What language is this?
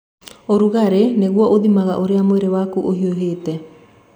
Kikuyu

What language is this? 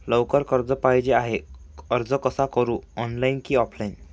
Marathi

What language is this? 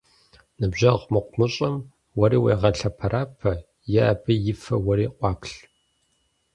Kabardian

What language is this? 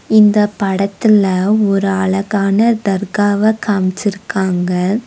Tamil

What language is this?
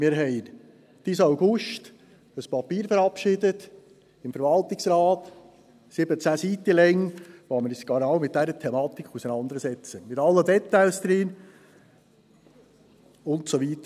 Swiss German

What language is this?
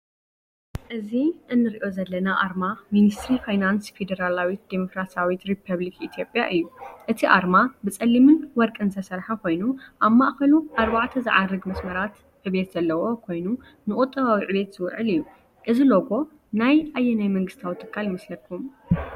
Tigrinya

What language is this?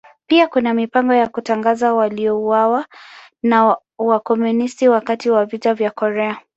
Swahili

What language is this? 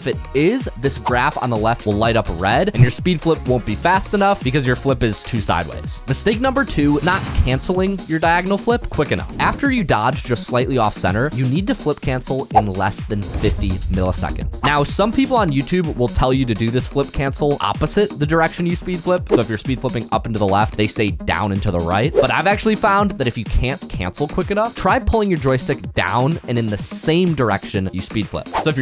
English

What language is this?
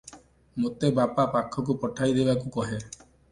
Odia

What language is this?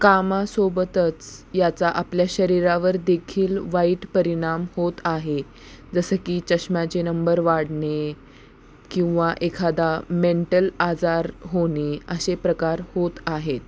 Marathi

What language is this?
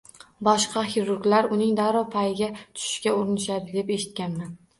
Uzbek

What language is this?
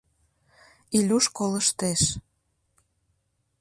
Mari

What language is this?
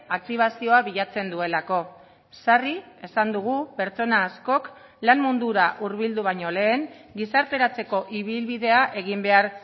Basque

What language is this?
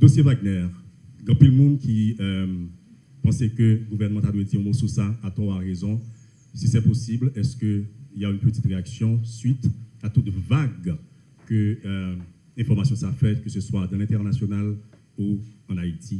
French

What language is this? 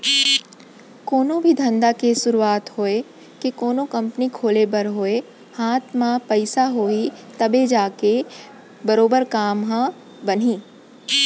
Chhattisgarhi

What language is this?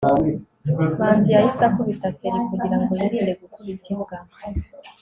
Kinyarwanda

